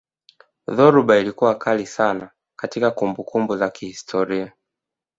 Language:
Swahili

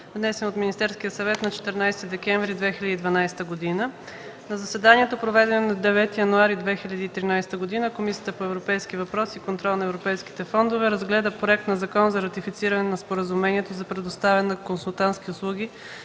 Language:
Bulgarian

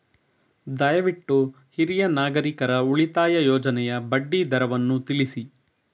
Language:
Kannada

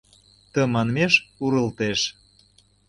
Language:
Mari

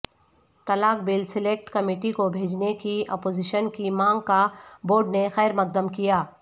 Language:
Urdu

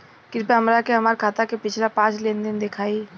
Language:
Bhojpuri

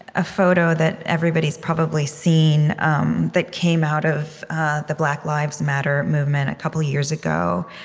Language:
English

